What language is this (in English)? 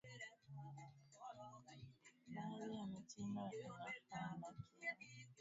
Swahili